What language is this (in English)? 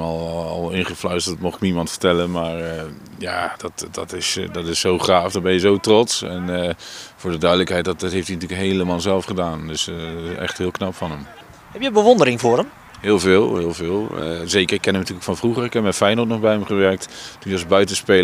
Dutch